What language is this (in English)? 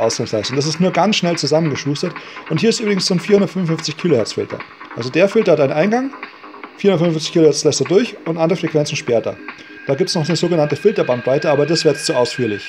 German